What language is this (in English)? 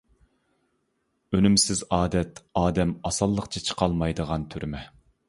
Uyghur